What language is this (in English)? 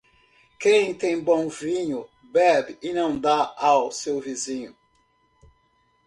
Portuguese